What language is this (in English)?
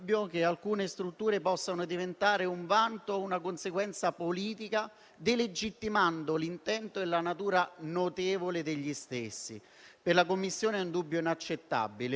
Italian